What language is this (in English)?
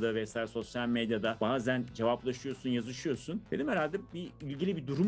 Turkish